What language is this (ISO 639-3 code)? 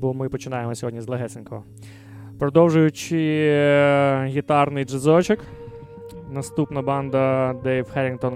ukr